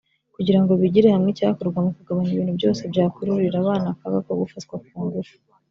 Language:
Kinyarwanda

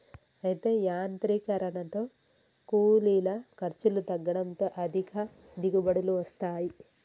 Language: Telugu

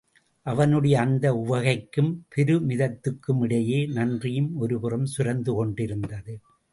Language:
Tamil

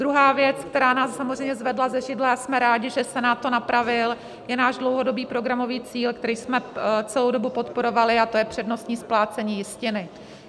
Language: Czech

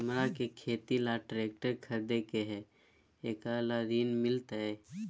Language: Magahi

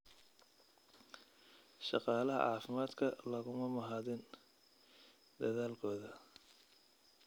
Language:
Somali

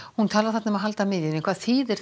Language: Icelandic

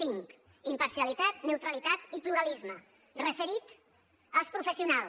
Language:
Catalan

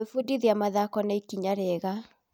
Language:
Kikuyu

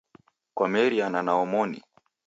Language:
Taita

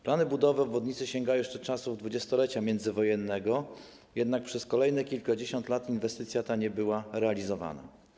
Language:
Polish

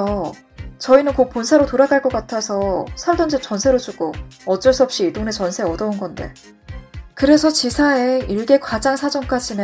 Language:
Korean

